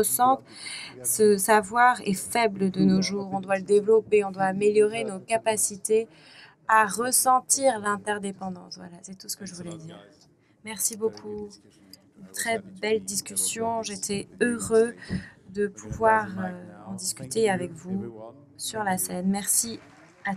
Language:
French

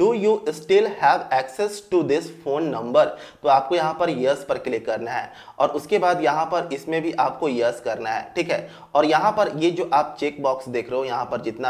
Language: Hindi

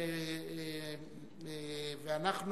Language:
Hebrew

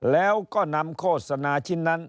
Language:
Thai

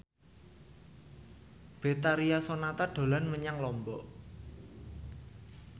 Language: Javanese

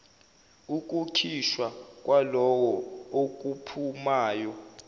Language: Zulu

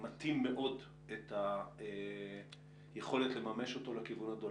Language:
Hebrew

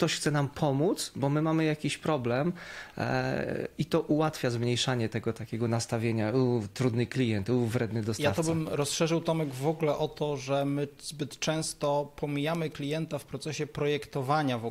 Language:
Polish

